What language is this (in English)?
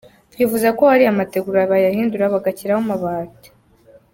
Kinyarwanda